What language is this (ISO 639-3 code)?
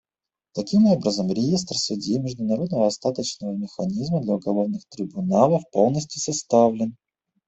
rus